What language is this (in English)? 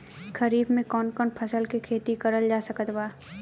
Bhojpuri